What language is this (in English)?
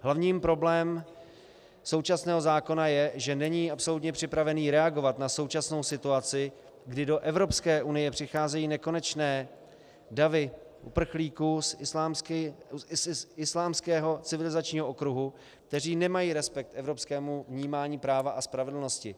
Czech